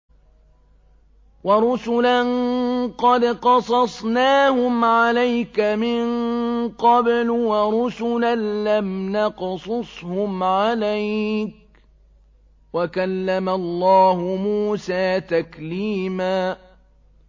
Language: Arabic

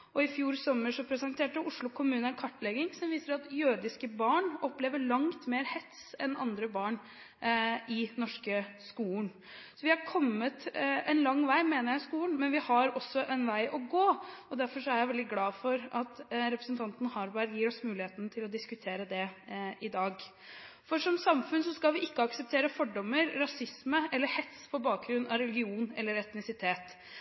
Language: Norwegian Bokmål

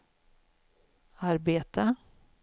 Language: Swedish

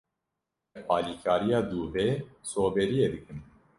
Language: Kurdish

